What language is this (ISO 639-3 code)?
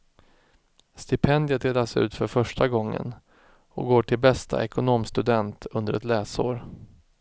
swe